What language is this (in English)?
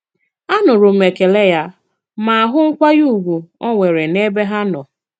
Igbo